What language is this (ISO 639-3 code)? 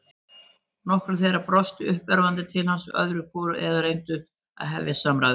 isl